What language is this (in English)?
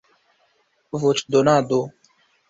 Esperanto